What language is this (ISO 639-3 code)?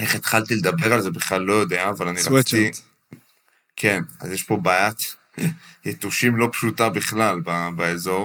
heb